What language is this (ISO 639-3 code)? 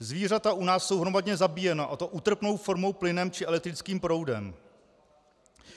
ces